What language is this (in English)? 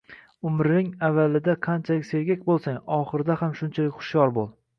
Uzbek